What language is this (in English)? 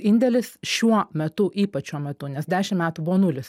Lithuanian